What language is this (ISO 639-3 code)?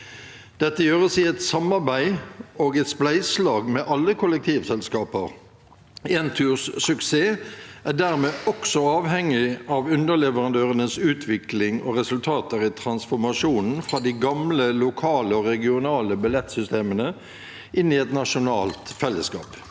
nor